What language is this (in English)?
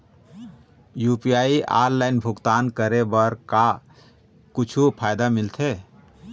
Chhattisgarhi